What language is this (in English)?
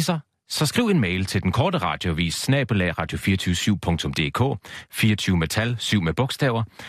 Danish